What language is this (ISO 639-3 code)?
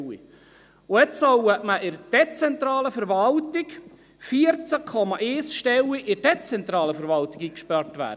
gsw